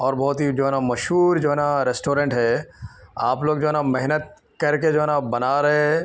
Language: Urdu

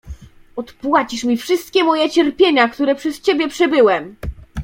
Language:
Polish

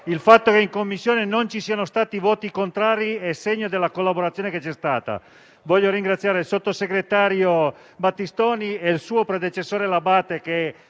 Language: Italian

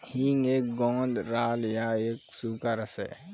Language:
Hindi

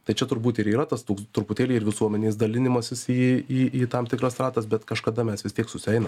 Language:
Lithuanian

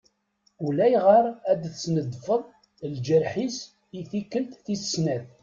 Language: Kabyle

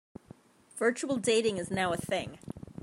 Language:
English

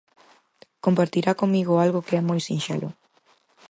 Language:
Galician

